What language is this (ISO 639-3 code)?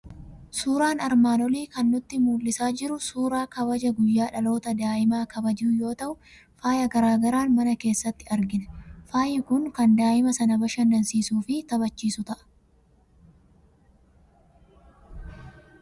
orm